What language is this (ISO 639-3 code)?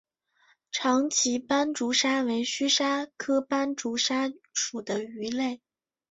zho